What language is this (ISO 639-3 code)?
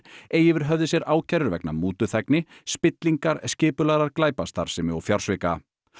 isl